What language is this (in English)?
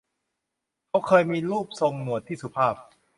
Thai